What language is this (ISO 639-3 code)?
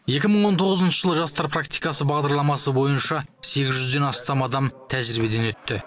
kaz